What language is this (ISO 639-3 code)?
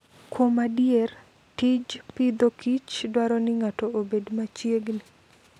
luo